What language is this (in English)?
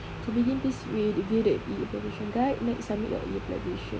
English